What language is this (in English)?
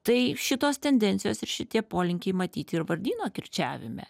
Lithuanian